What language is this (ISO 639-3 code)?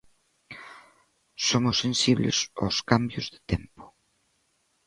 glg